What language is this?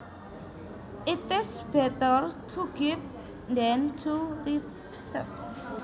Javanese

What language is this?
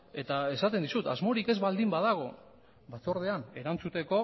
Basque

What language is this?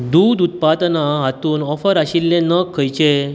Konkani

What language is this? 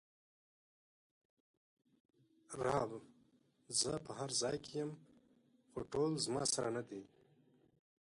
Pashto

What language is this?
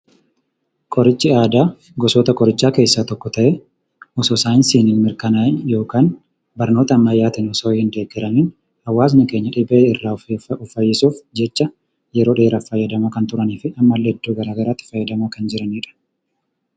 Oromo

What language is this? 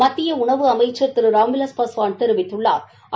Tamil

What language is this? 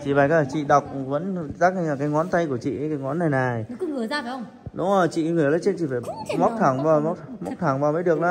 Vietnamese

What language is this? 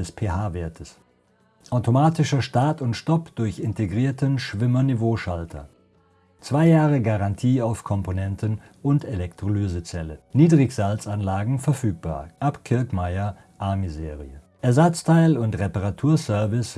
German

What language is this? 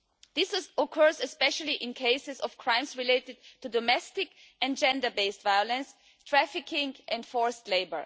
English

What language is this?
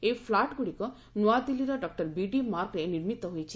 Odia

